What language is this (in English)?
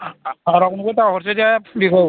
Bodo